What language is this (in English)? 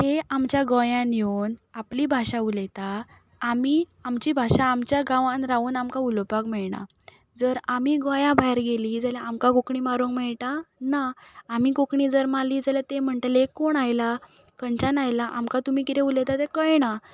Konkani